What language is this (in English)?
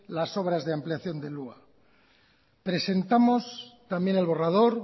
Spanish